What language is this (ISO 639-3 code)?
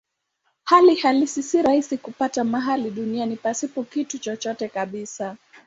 swa